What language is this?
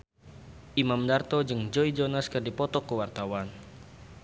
Sundanese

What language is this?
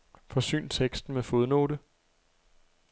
Danish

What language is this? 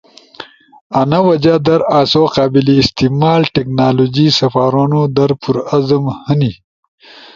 Ushojo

